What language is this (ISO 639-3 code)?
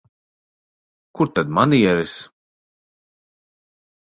lav